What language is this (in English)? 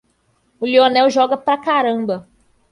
Portuguese